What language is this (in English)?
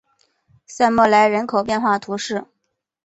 Chinese